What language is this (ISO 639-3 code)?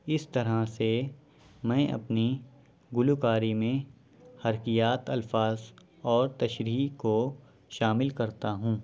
urd